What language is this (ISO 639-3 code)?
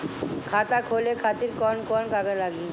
bho